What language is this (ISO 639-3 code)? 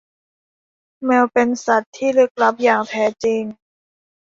tha